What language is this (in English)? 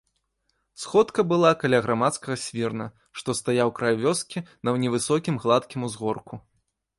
Belarusian